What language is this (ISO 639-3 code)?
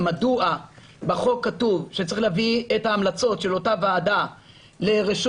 heb